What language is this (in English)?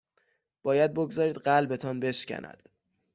Persian